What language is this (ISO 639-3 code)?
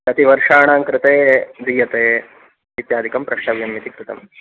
san